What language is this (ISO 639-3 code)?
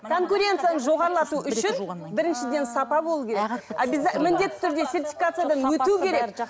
kaz